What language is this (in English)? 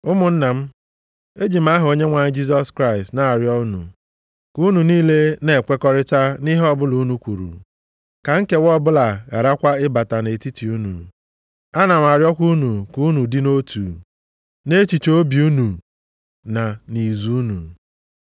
Igbo